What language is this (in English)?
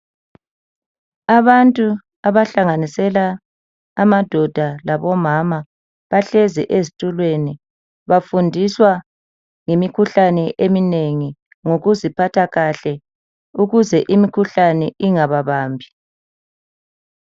North Ndebele